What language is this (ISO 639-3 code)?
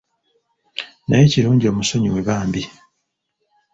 lug